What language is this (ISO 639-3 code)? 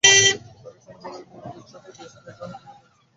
ben